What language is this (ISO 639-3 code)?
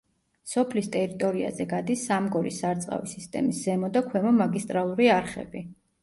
kat